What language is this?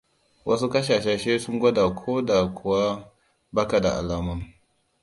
Hausa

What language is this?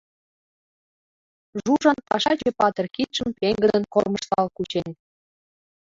Mari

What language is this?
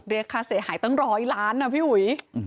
Thai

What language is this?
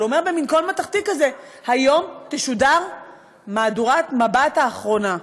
Hebrew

